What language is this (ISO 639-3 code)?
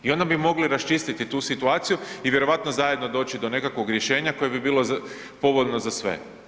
hrv